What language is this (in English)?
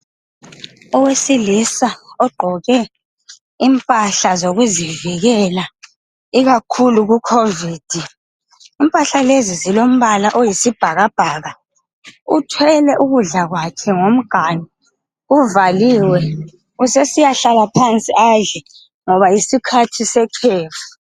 North Ndebele